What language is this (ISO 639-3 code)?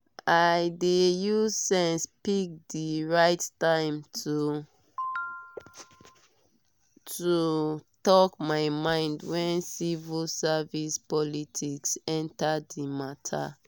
pcm